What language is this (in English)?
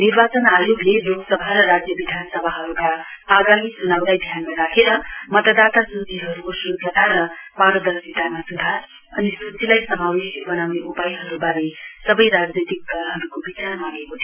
Nepali